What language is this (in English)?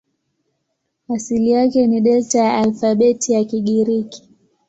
Swahili